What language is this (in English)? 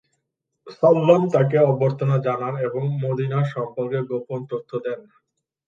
Bangla